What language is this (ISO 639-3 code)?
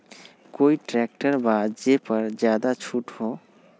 mag